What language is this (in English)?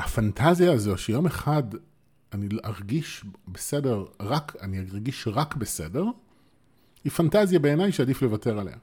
Hebrew